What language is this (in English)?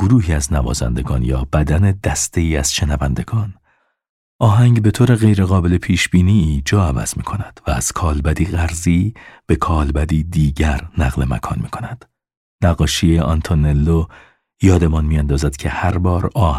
Persian